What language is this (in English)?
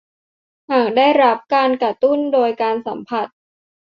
Thai